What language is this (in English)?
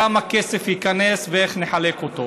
Hebrew